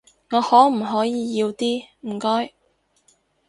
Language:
Cantonese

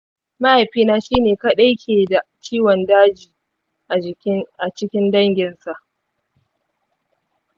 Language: Hausa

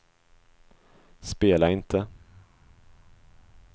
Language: Swedish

